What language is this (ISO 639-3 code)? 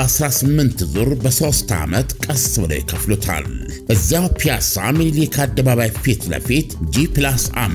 ara